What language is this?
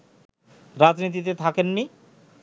Bangla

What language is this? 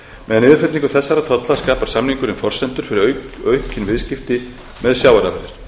Icelandic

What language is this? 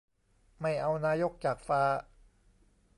Thai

